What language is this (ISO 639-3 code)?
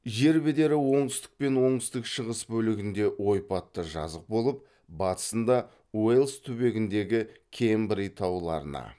kaz